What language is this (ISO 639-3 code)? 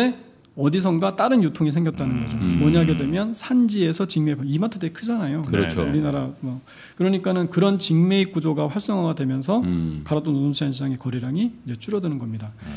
kor